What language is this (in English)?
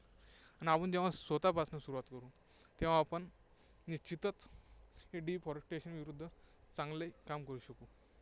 Marathi